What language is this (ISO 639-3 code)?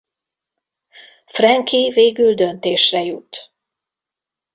hun